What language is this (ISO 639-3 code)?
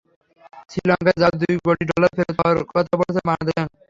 ben